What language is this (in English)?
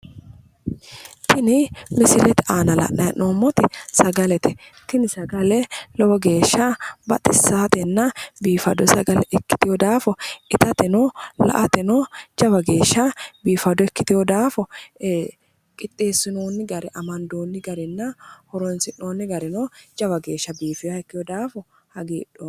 Sidamo